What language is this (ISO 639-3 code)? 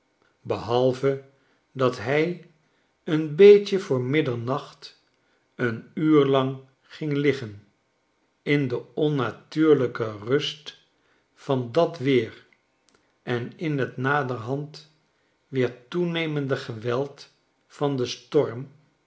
nld